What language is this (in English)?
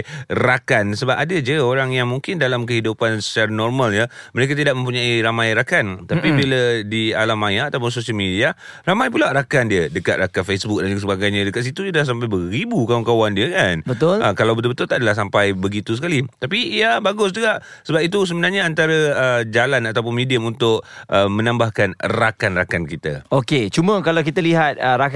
Malay